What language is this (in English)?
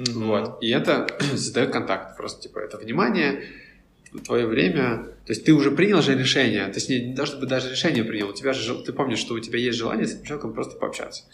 Russian